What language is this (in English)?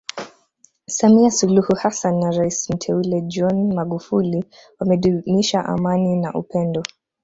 Swahili